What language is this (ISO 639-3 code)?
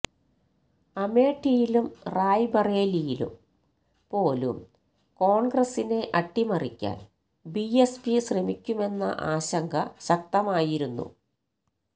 mal